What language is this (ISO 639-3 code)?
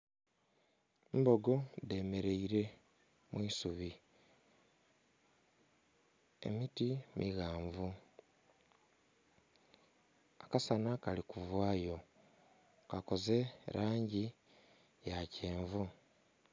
xog